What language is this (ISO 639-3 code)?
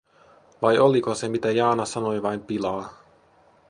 fin